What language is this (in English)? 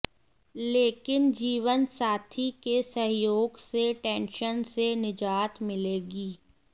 Hindi